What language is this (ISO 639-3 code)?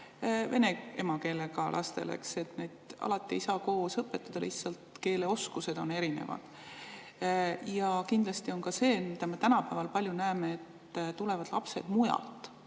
est